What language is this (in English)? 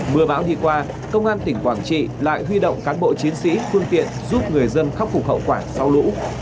Vietnamese